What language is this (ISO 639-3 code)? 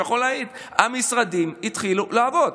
heb